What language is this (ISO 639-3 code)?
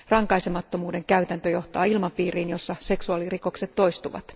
fin